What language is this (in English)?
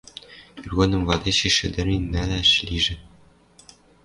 Western Mari